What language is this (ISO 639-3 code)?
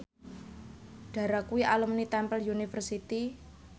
jav